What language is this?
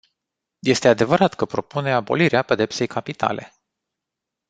Romanian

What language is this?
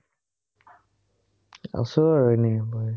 Assamese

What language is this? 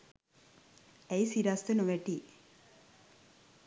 Sinhala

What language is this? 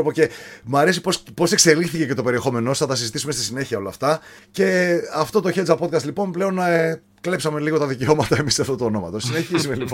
Greek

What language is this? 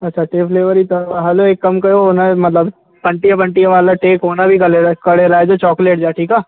Sindhi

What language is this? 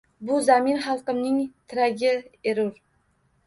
Uzbek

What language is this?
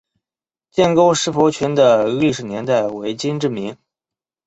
Chinese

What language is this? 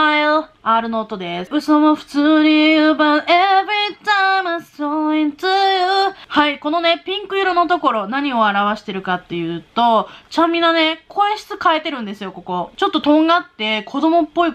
Japanese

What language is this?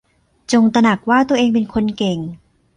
Thai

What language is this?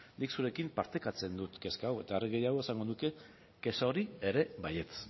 Basque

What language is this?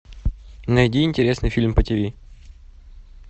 Russian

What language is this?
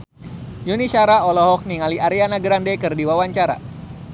Sundanese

